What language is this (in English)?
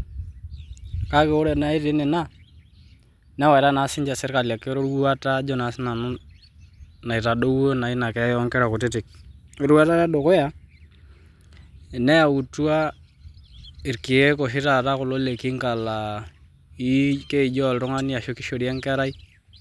Masai